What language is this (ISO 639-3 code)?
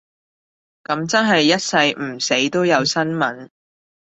yue